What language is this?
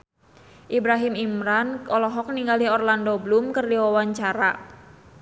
Sundanese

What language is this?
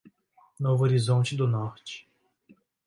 Portuguese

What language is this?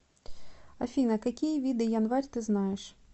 Russian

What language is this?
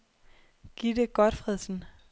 Danish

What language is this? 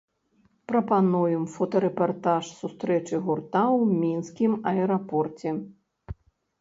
Belarusian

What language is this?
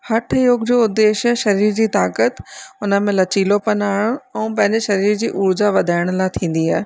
Sindhi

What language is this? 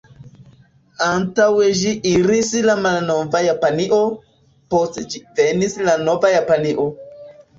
Esperanto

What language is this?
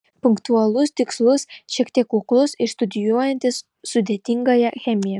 Lithuanian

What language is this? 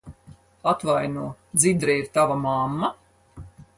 Latvian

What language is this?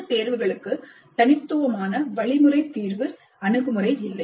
Tamil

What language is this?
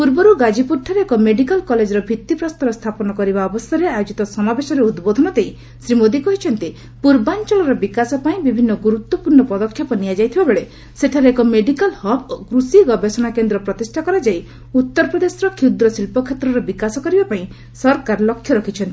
Odia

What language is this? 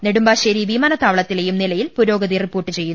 Malayalam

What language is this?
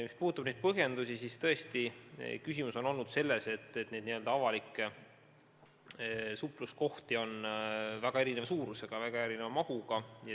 Estonian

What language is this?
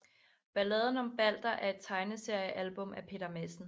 Danish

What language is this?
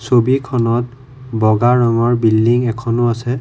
Assamese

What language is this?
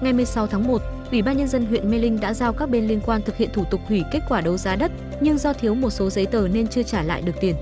Vietnamese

